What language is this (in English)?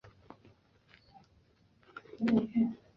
Chinese